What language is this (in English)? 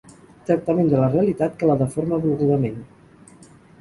Catalan